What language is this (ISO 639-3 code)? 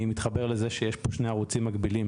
heb